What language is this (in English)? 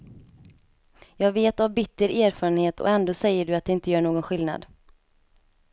Swedish